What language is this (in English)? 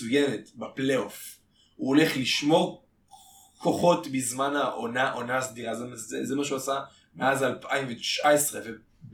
Hebrew